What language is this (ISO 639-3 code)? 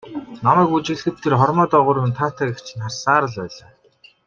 mon